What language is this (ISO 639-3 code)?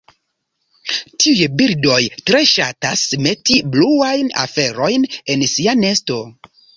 epo